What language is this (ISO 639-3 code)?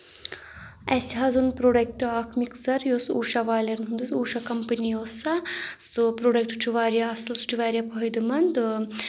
kas